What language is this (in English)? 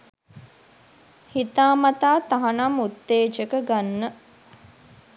Sinhala